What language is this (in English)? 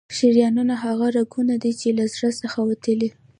Pashto